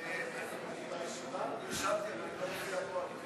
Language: Hebrew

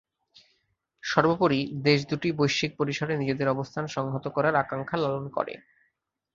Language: Bangla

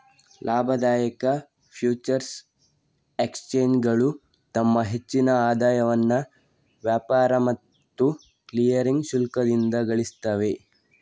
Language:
Kannada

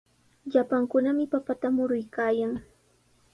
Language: Sihuas Ancash Quechua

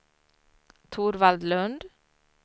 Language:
Swedish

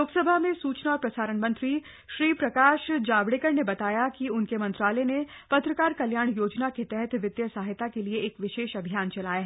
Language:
Hindi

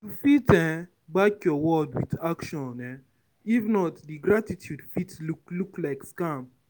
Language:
Nigerian Pidgin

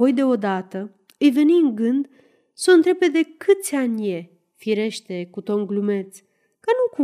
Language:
Romanian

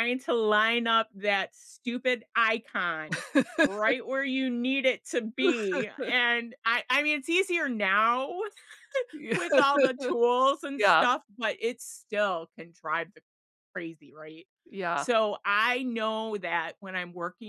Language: English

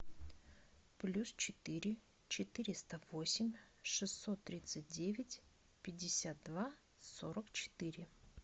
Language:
Russian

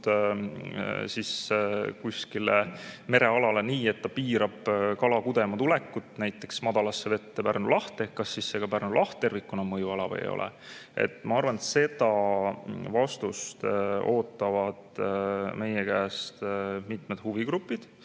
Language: Estonian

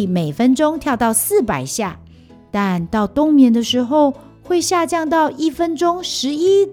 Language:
Chinese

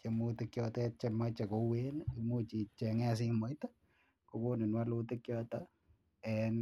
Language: Kalenjin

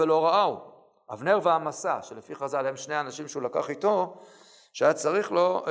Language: Hebrew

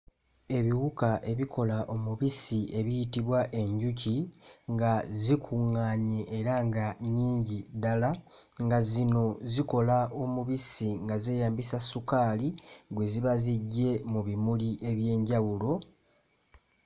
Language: Ganda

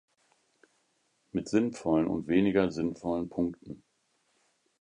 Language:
German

